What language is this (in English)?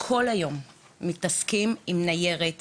Hebrew